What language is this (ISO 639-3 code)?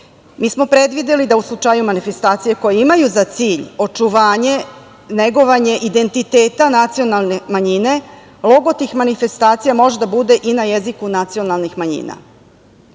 srp